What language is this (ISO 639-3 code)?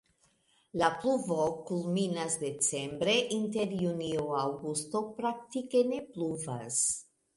epo